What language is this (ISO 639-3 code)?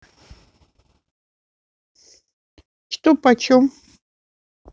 rus